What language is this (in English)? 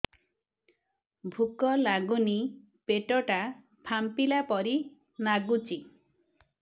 Odia